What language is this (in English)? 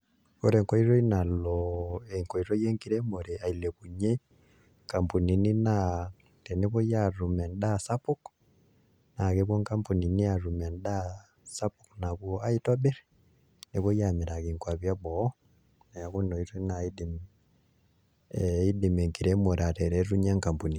Masai